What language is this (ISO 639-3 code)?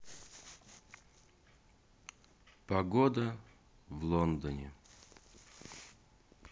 rus